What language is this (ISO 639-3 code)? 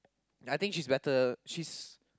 eng